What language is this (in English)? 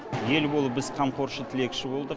Kazakh